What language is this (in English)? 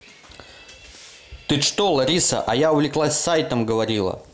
Russian